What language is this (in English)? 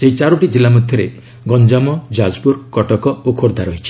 Odia